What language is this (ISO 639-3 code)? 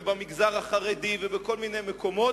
heb